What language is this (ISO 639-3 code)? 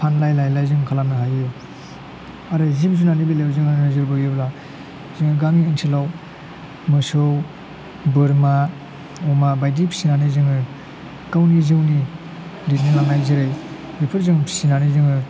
brx